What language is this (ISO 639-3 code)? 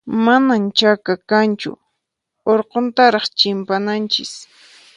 qxp